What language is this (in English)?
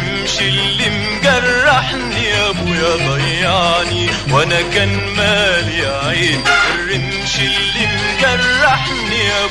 Arabic